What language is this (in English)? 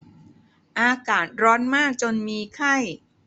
Thai